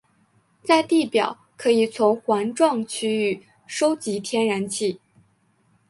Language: Chinese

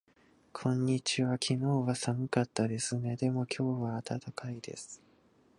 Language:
Japanese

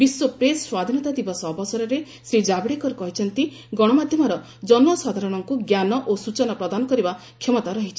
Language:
Odia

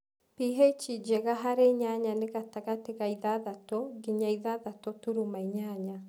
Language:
Kikuyu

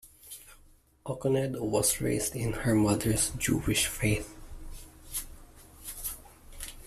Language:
English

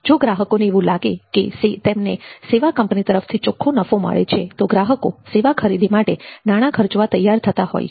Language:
Gujarati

